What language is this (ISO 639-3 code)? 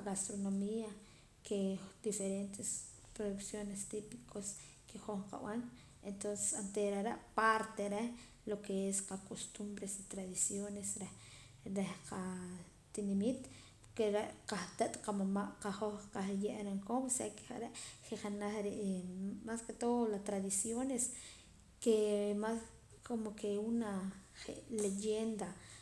poc